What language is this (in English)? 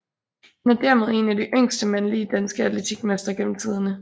Danish